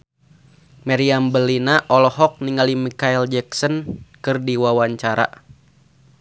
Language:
Sundanese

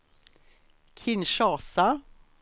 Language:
Swedish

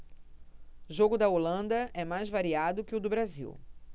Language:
Portuguese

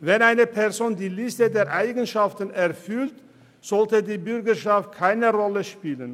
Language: Swiss German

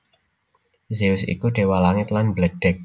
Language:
Javanese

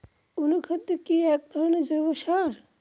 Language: Bangla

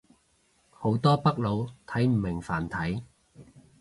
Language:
Cantonese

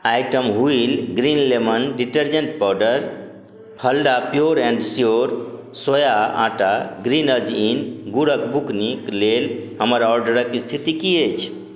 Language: Maithili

